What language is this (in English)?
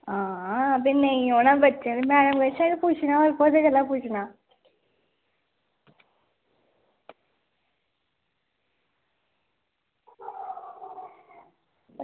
Dogri